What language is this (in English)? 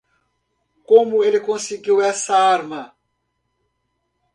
Portuguese